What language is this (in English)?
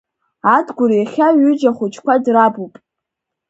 Abkhazian